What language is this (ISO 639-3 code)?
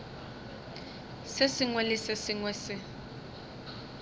nso